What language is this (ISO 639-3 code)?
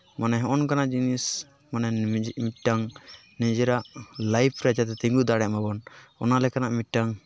sat